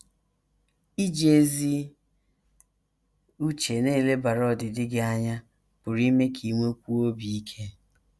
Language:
Igbo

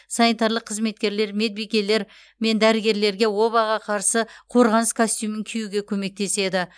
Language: Kazakh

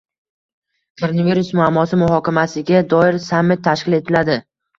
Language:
Uzbek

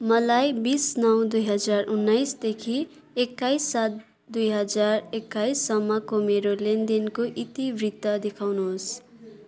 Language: Nepali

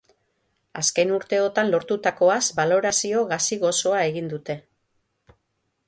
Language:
Basque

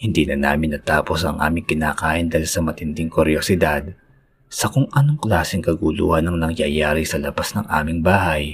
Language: Filipino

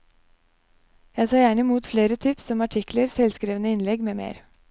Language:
Norwegian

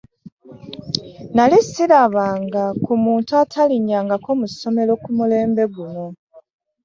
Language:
Ganda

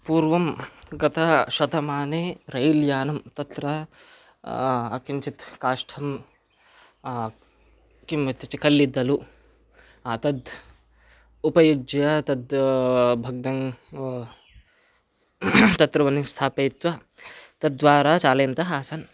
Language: Sanskrit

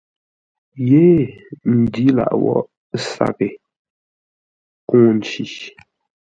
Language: Ngombale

